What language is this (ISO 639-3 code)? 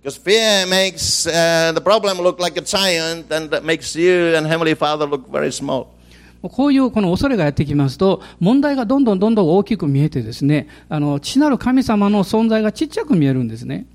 jpn